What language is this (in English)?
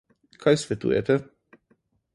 Slovenian